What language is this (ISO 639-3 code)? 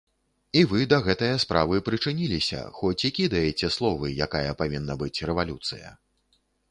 bel